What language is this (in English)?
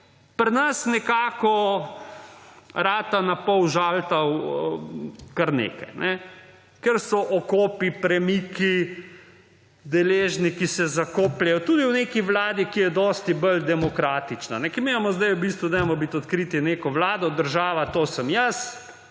Slovenian